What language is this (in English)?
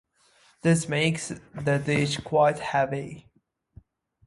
English